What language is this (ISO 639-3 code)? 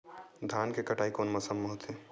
hne